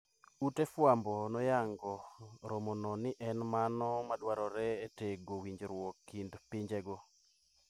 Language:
Luo (Kenya and Tanzania)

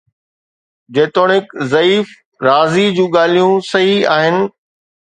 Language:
Sindhi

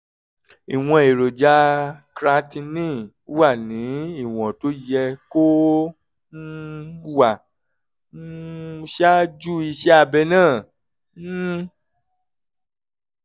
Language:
Yoruba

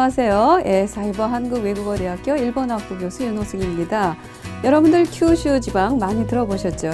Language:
Korean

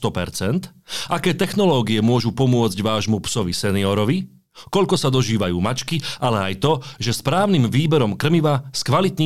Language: Slovak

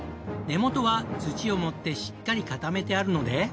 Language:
Japanese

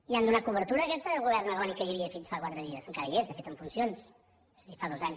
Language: Catalan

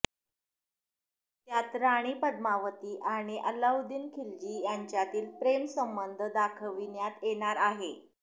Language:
Marathi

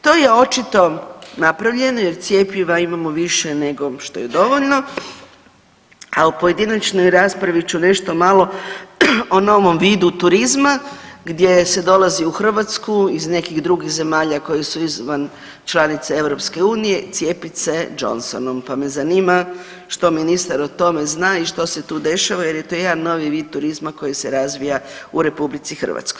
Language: Croatian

